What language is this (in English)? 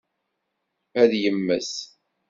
Kabyle